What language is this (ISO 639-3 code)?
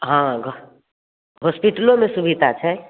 mai